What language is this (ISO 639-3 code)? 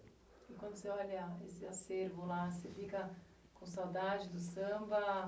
por